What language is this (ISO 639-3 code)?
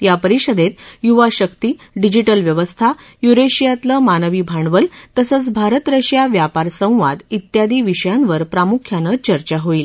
mar